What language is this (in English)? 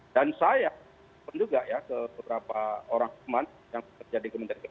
Indonesian